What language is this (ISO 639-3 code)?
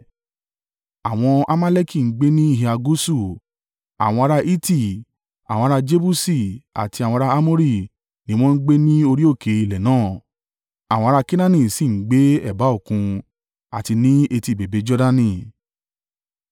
yor